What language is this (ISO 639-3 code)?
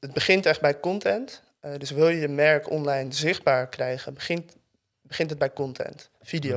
nld